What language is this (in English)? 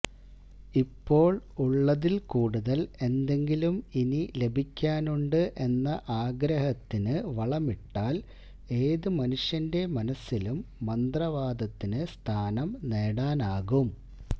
Malayalam